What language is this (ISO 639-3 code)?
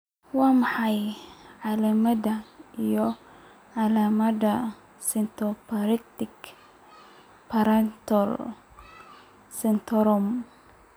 som